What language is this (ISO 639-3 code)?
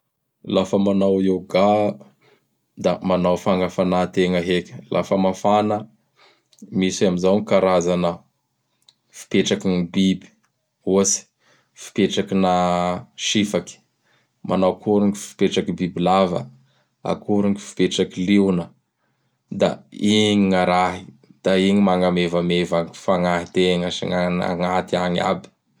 bhr